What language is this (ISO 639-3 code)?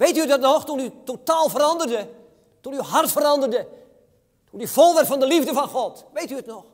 nld